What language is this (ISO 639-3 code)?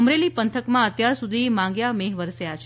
guj